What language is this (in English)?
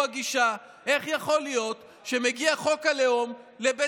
Hebrew